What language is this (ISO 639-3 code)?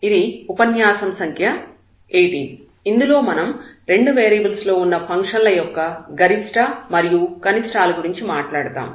tel